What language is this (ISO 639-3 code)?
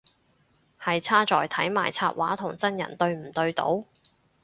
yue